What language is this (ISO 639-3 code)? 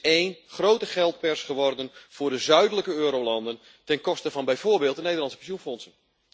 nld